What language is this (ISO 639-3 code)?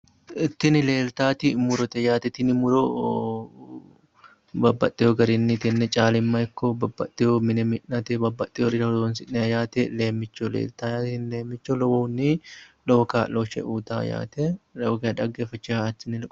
sid